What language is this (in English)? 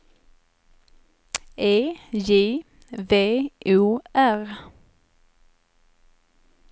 Swedish